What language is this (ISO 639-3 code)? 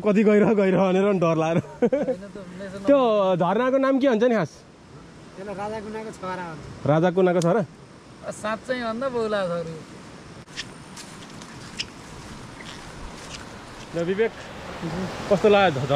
hin